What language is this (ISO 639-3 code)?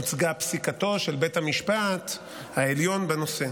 heb